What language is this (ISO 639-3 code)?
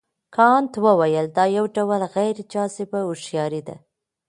pus